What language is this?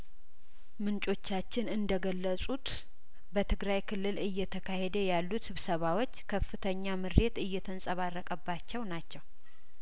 Amharic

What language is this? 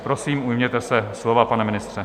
Czech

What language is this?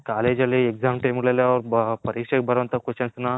Kannada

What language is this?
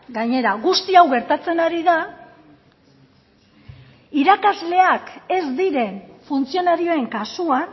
Basque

